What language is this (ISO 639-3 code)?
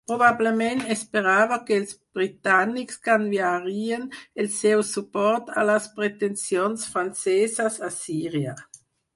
cat